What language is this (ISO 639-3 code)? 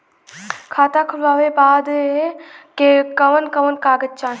bho